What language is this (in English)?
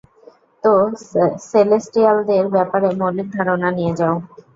Bangla